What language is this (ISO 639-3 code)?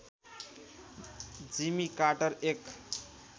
nep